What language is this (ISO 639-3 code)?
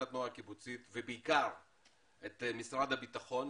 heb